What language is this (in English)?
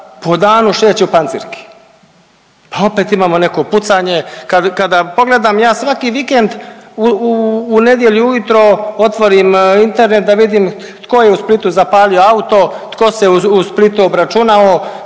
Croatian